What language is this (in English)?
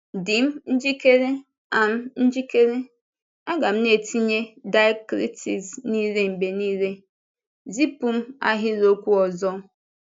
Igbo